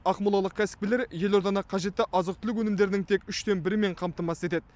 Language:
Kazakh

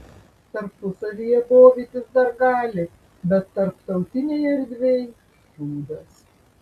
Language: Lithuanian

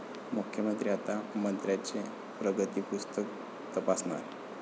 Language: Marathi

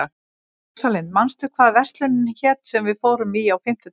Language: Icelandic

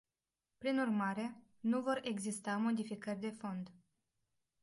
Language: Romanian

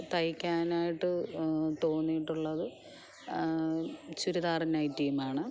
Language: Malayalam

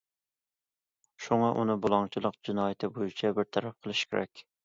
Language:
Uyghur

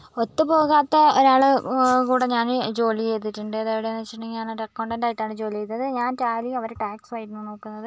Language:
Malayalam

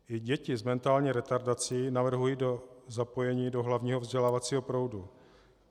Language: Czech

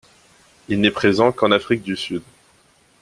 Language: French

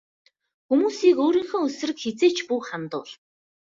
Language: Mongolian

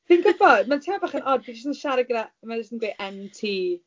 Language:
Welsh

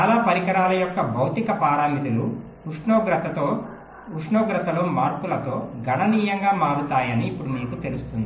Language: Telugu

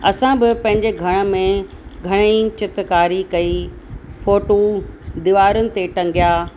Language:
Sindhi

